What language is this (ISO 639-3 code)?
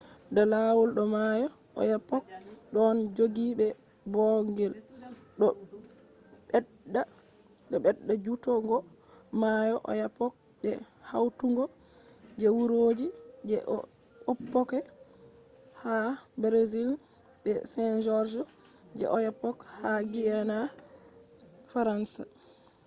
ful